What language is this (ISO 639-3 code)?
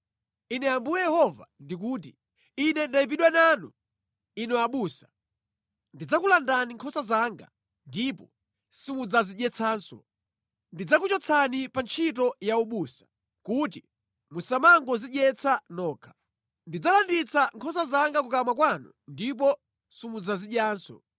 nya